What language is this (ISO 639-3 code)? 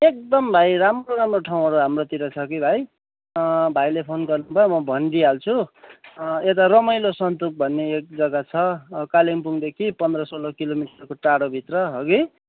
nep